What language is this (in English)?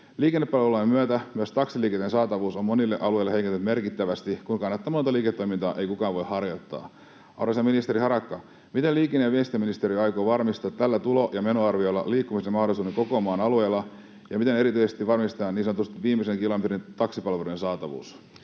Finnish